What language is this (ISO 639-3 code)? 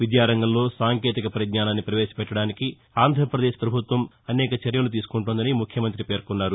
tel